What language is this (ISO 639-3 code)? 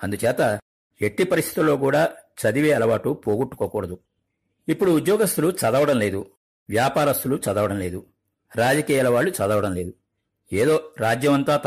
tel